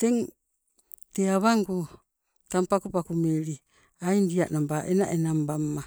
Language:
Sibe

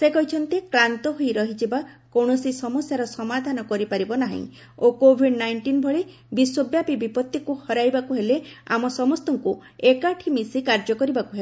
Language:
Odia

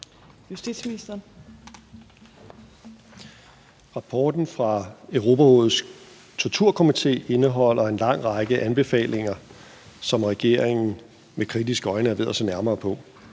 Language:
Danish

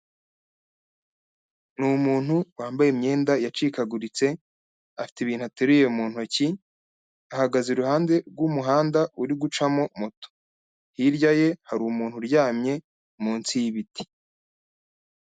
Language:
Kinyarwanda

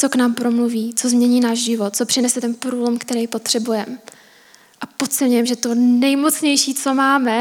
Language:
Czech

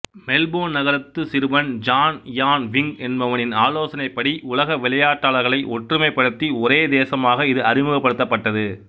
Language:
Tamil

